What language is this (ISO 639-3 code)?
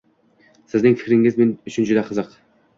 uzb